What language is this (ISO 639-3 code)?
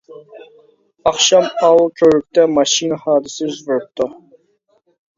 uig